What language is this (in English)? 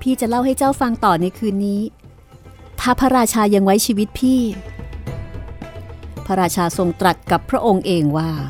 Thai